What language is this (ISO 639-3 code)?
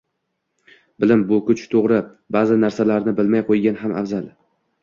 uzb